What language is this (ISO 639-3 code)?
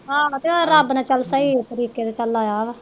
pan